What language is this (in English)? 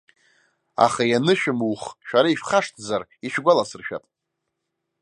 Abkhazian